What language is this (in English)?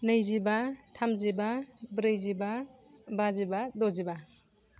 Bodo